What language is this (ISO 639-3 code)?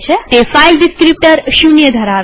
guj